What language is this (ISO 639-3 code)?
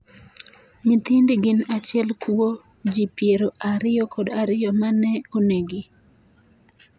luo